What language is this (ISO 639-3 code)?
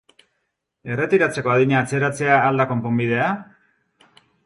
eus